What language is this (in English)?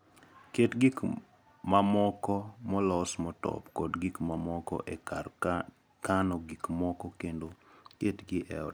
Luo (Kenya and Tanzania)